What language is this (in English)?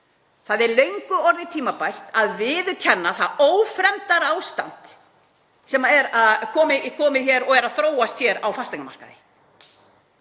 Icelandic